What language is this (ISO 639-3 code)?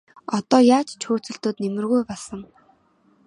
mon